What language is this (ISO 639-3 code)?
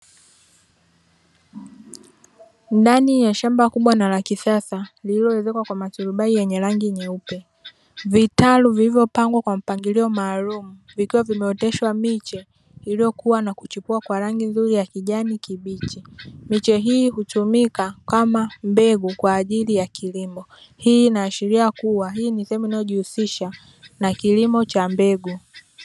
swa